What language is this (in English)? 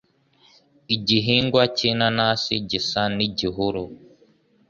Kinyarwanda